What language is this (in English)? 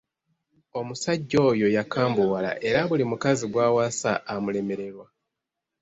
Ganda